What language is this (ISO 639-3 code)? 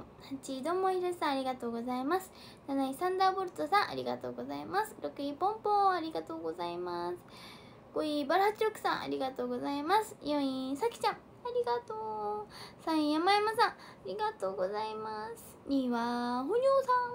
jpn